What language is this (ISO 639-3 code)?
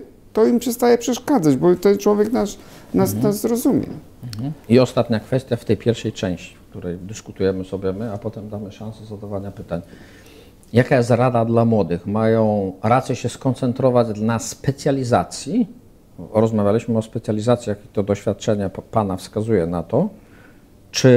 pol